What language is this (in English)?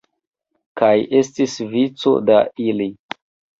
Esperanto